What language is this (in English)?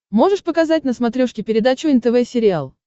Russian